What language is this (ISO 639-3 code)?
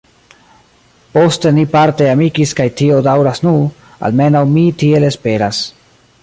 epo